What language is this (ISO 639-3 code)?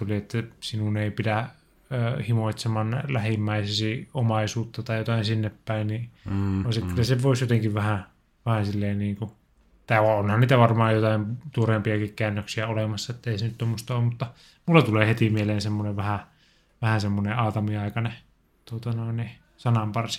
fin